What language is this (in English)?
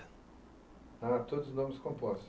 Portuguese